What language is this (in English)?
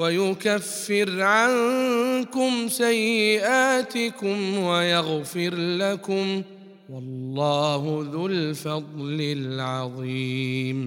Arabic